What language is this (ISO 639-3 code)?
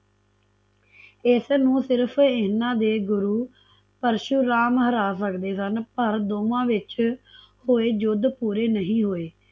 pan